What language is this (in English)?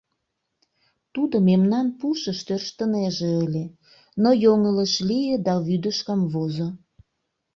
Mari